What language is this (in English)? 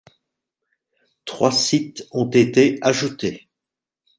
French